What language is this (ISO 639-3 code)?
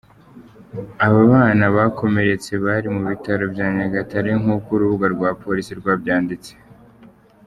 kin